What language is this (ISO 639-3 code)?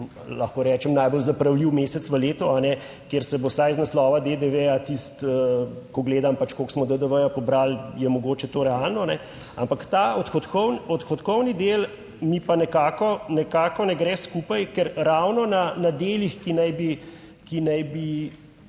slv